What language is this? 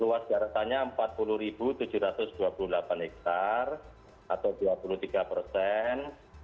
Indonesian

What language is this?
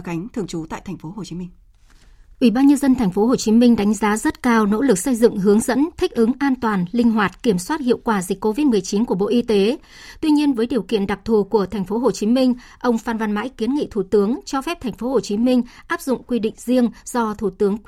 Vietnamese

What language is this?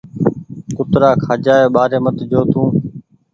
Goaria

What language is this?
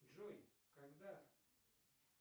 Russian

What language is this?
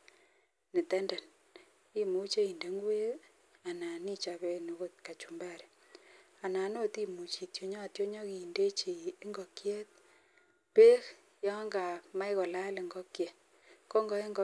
Kalenjin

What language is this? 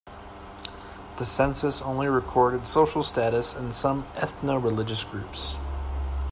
English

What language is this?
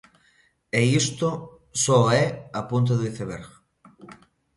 Galician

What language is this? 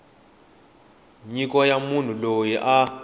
Tsonga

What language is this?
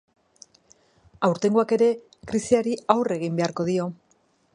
Basque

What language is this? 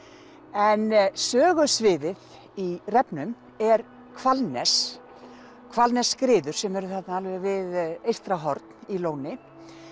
Icelandic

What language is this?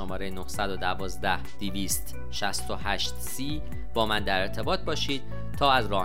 Persian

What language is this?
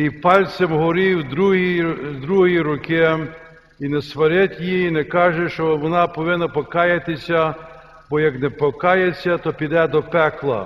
Ukrainian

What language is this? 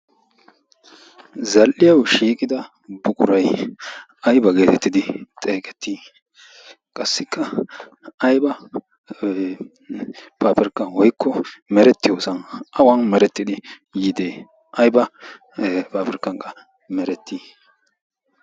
Wolaytta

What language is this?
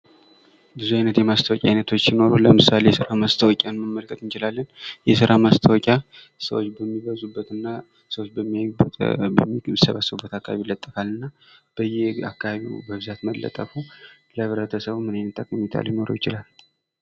Amharic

